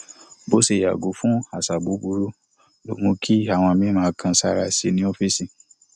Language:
Yoruba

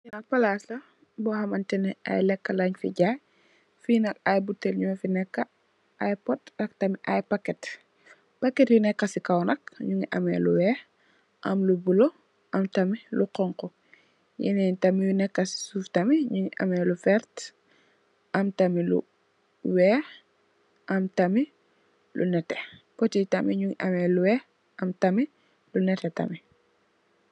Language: Wolof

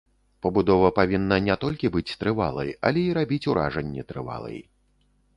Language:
Belarusian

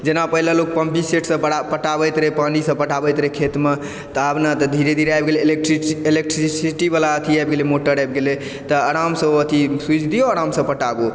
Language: Maithili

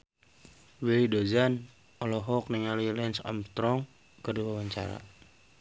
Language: Sundanese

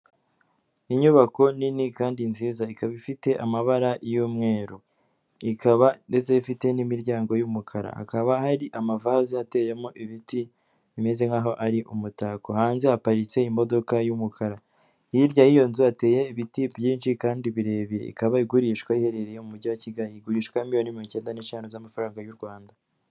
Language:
Kinyarwanda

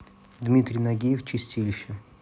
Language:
Russian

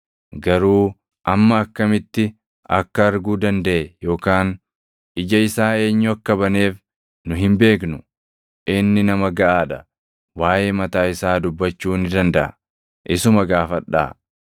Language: Oromo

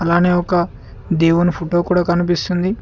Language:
Telugu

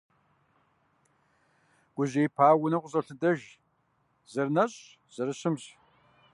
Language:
Kabardian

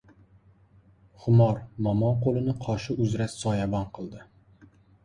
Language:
Uzbek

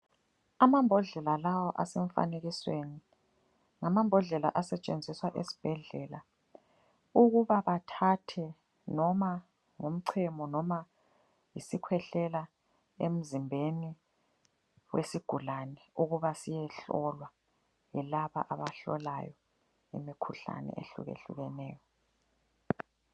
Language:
North Ndebele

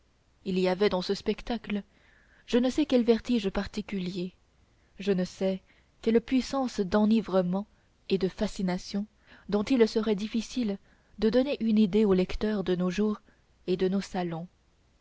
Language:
French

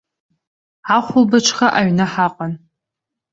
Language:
Abkhazian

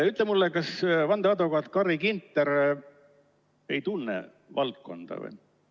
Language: Estonian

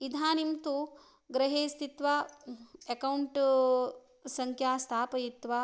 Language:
Sanskrit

